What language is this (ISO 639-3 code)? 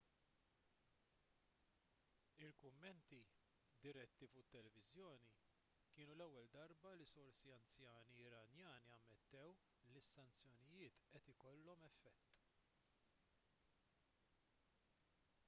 mlt